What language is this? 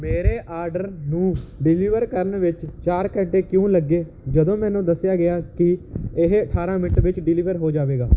Punjabi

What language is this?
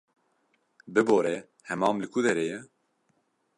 Kurdish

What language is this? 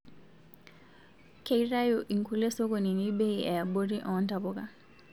Masai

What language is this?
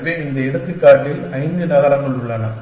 Tamil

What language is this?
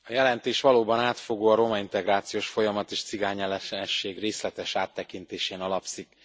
Hungarian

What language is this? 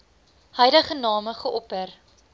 Afrikaans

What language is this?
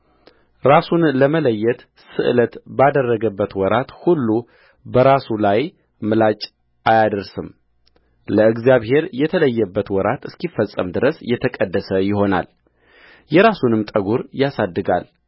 Amharic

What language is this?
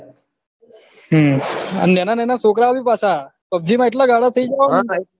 Gujarati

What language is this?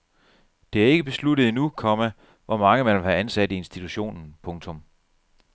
Danish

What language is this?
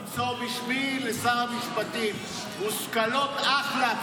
Hebrew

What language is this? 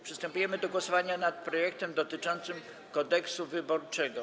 Polish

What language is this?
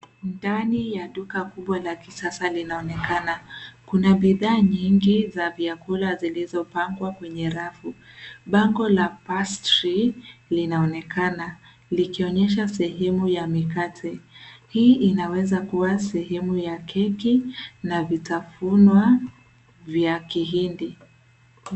Swahili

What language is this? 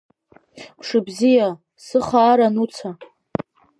Abkhazian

